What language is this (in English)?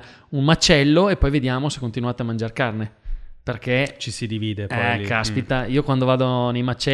Italian